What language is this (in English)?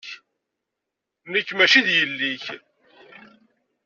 Kabyle